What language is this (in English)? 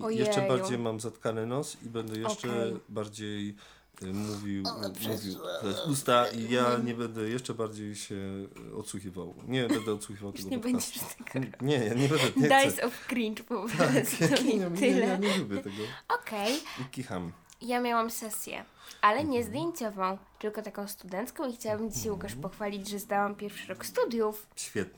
Polish